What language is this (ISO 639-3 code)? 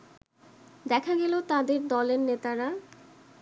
ben